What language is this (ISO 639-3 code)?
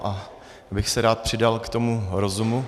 ces